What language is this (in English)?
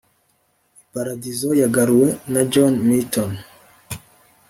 Kinyarwanda